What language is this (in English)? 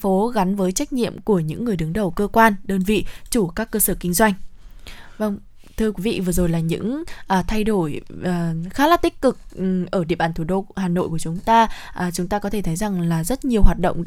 Vietnamese